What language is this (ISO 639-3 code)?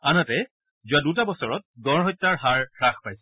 asm